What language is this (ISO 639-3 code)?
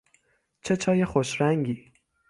fas